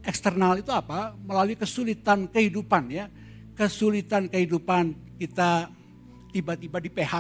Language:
Indonesian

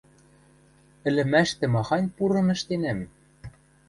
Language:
Western Mari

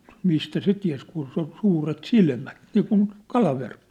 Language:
Finnish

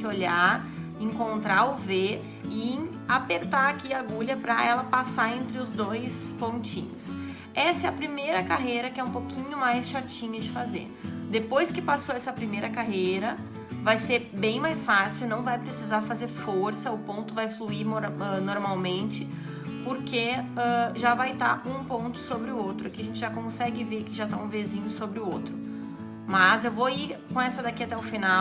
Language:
Portuguese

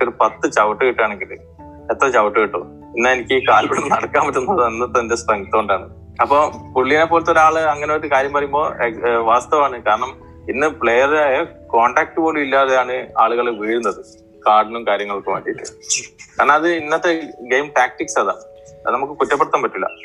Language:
Malayalam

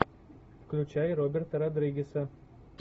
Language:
Russian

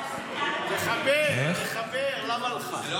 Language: Hebrew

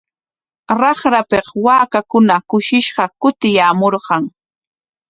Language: Corongo Ancash Quechua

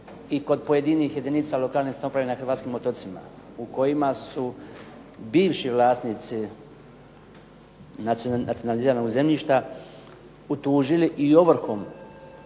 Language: Croatian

